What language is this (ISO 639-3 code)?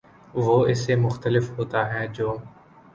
urd